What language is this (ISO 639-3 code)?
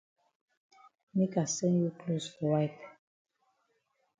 wes